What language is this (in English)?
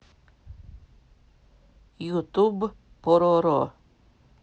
Russian